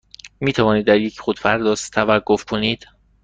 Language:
Persian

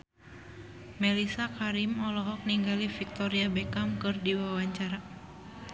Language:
Sundanese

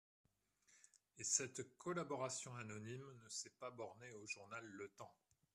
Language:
French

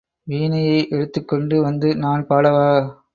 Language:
Tamil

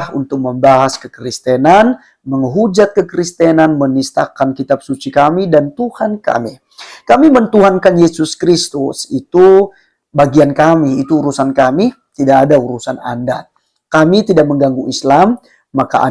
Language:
Indonesian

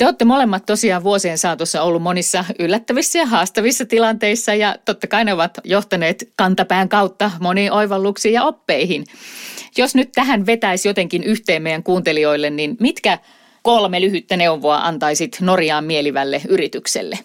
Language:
Finnish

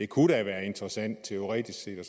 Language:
Danish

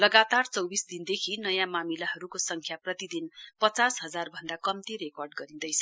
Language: Nepali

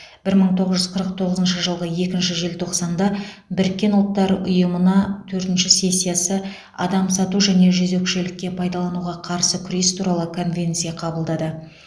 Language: Kazakh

